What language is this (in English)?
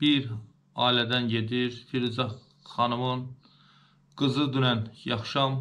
Turkish